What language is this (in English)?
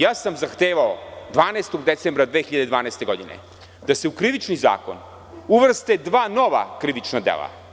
Serbian